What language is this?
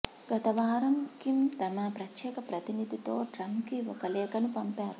Telugu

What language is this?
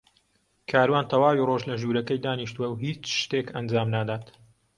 Central Kurdish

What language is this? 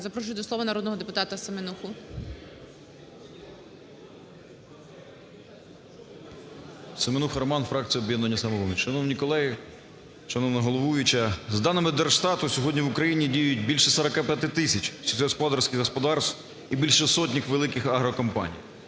Ukrainian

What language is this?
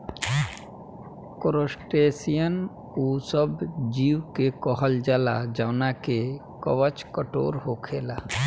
Bhojpuri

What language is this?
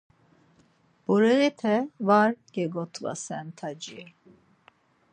Laz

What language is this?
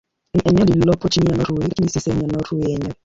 Swahili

